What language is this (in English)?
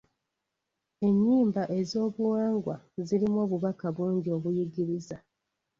Ganda